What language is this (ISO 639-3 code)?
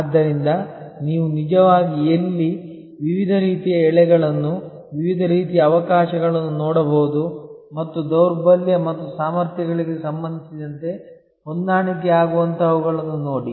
kan